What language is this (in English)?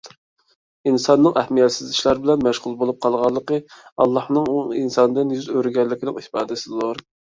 Uyghur